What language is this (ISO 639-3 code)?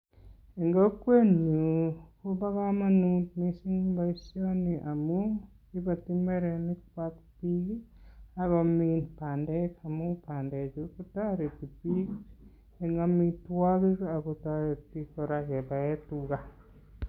kln